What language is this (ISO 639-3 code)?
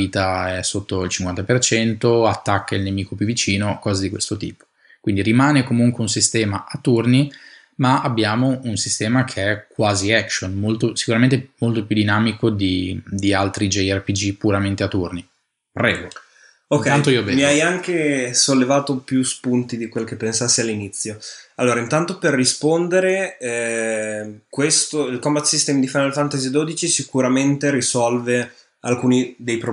ita